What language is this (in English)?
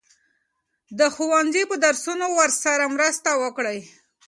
Pashto